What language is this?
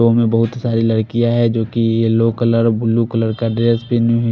Hindi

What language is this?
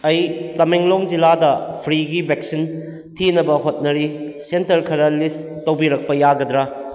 Manipuri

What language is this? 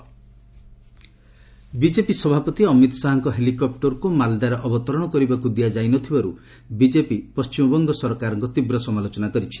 Odia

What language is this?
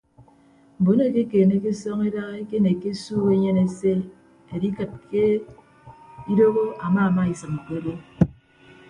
Ibibio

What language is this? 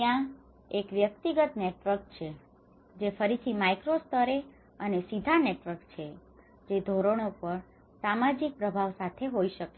Gujarati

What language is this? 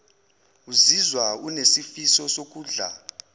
Zulu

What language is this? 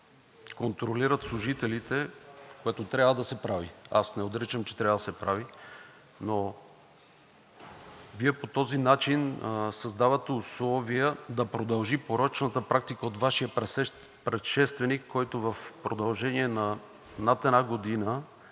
Bulgarian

